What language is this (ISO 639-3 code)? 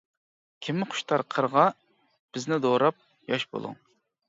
uig